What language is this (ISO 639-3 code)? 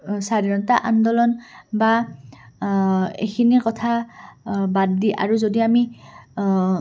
asm